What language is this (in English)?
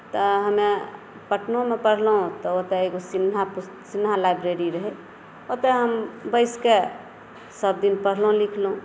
Maithili